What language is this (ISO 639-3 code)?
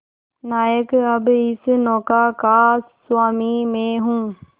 hin